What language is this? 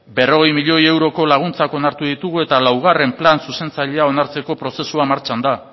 Basque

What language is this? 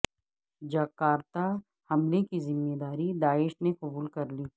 Urdu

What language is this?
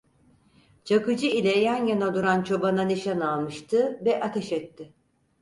Turkish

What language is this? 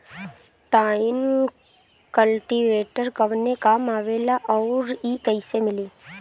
Bhojpuri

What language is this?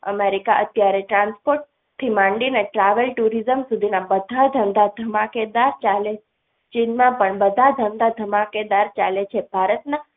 Gujarati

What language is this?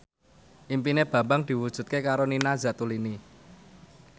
Javanese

